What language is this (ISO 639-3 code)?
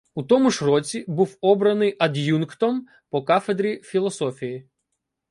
ukr